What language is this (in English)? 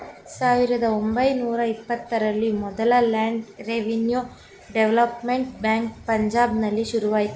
Kannada